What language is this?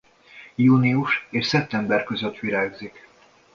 Hungarian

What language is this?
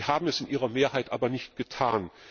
German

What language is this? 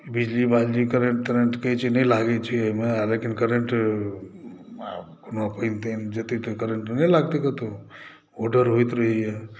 Maithili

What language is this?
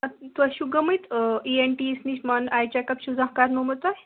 Kashmiri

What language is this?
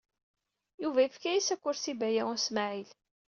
Kabyle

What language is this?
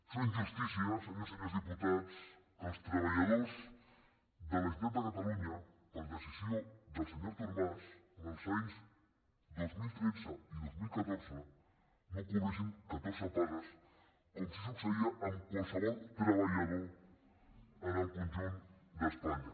Catalan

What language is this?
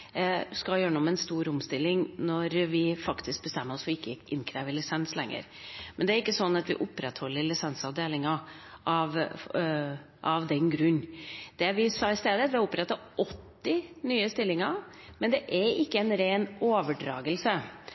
Norwegian Bokmål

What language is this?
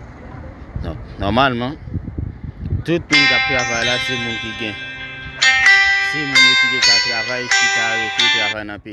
French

